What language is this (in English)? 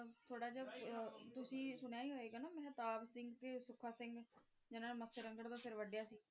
Punjabi